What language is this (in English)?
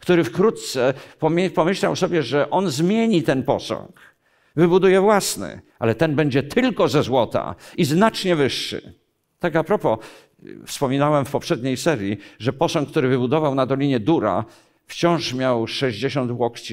Polish